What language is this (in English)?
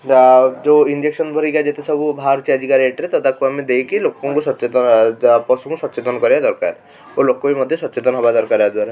Odia